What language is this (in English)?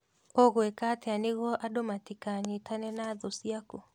Kikuyu